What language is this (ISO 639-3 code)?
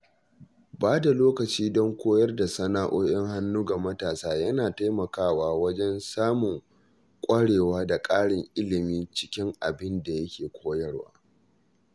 hau